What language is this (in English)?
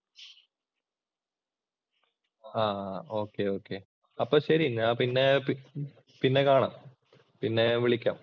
Malayalam